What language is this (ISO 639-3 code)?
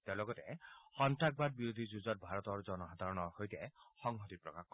asm